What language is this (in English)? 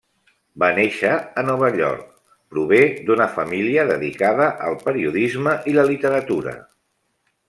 Catalan